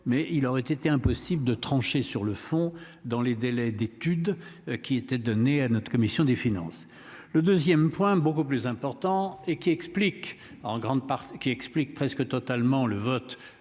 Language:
French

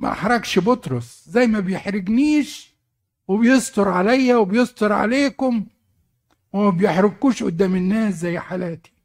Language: Arabic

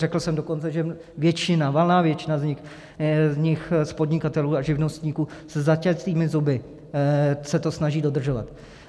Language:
Czech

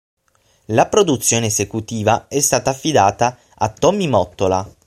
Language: Italian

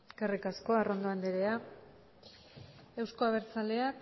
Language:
Basque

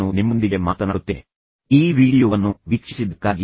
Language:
Kannada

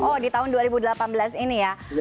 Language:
Indonesian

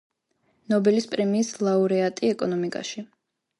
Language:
Georgian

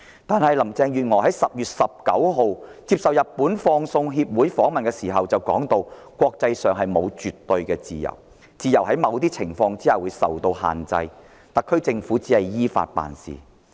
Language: Cantonese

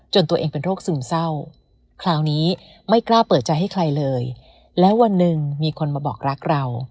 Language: Thai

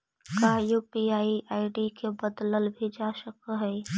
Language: Magahi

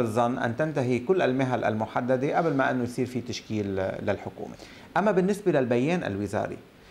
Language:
Arabic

